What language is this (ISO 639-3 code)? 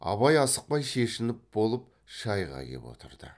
kaz